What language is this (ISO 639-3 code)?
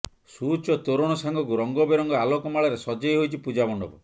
ori